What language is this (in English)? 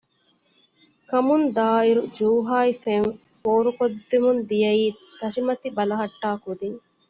Divehi